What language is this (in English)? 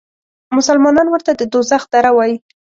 Pashto